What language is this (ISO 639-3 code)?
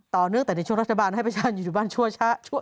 tha